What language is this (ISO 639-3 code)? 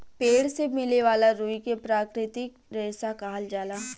bho